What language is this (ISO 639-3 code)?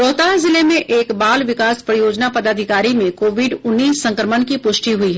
hin